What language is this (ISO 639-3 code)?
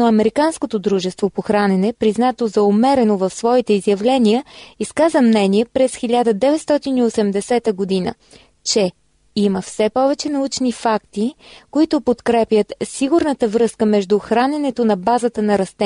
bul